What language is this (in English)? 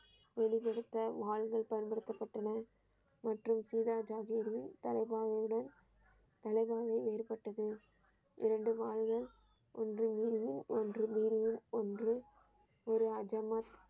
Tamil